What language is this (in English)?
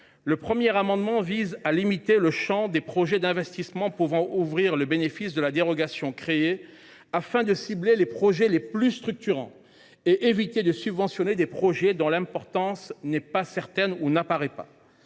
French